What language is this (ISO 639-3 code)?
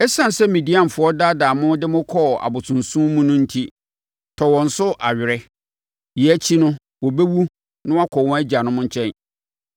aka